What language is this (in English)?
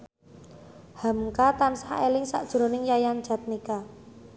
Javanese